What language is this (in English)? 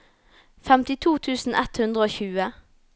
Norwegian